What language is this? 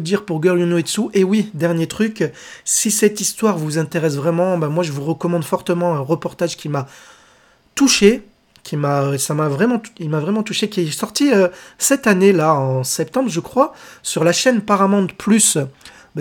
French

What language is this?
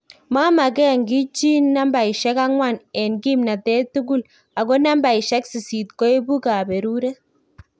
Kalenjin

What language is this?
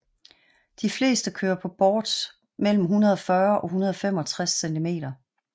Danish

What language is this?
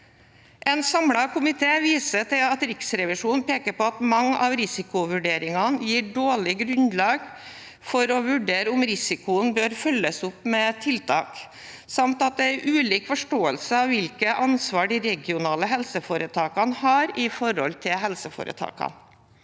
Norwegian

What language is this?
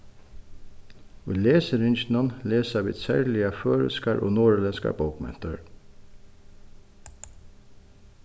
Faroese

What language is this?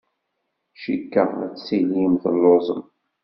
Kabyle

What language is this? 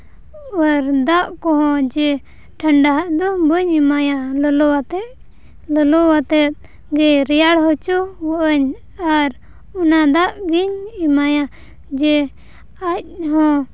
Santali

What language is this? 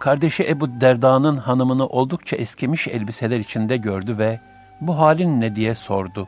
Turkish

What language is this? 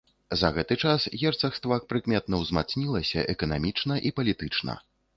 Belarusian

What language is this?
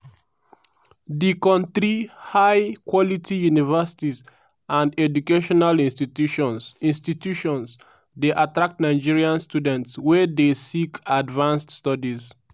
Nigerian Pidgin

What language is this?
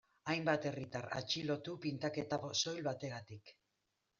Basque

